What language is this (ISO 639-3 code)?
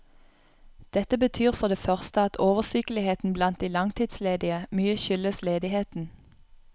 nor